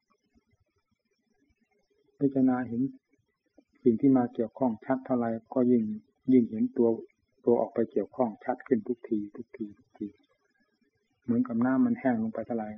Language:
Thai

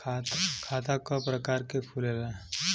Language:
Bhojpuri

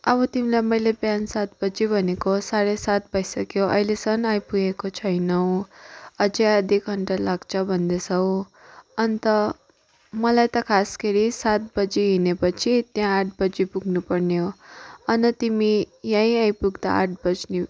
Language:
Nepali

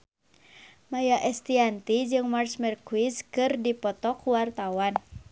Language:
Sundanese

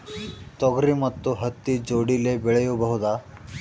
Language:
Kannada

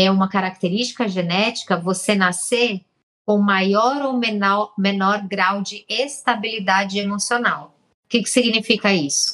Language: Portuguese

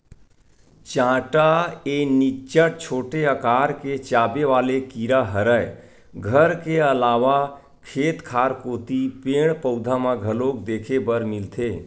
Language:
Chhattisgarhi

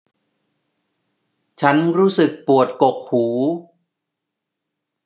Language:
Thai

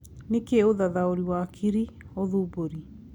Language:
Kikuyu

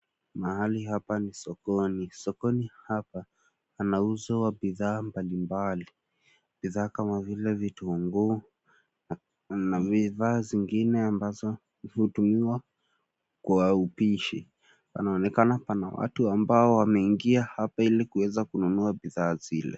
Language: Swahili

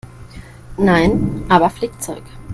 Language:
German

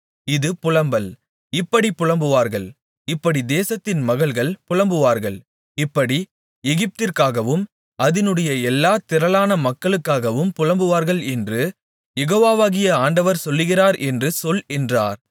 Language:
Tamil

